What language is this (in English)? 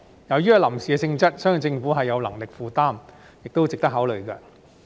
Cantonese